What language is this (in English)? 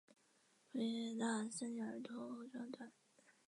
Chinese